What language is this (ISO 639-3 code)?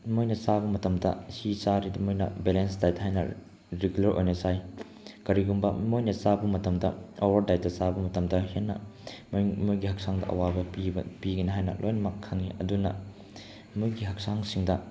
mni